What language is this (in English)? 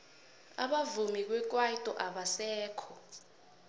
South Ndebele